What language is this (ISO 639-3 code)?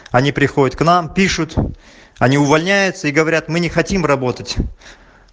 rus